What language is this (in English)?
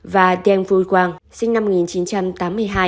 Vietnamese